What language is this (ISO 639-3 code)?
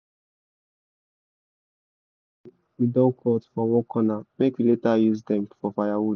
pcm